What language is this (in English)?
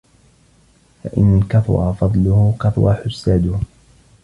Arabic